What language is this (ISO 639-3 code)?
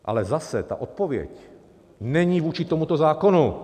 ces